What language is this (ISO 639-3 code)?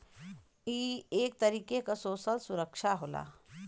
bho